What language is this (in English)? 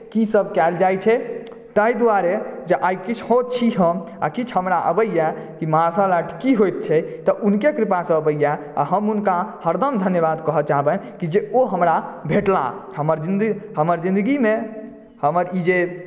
Maithili